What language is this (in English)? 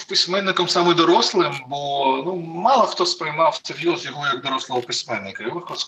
Ukrainian